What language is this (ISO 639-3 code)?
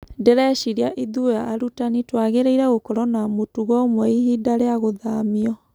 kik